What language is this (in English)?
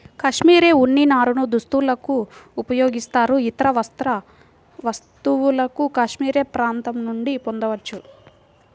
Telugu